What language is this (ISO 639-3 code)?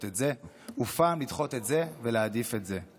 heb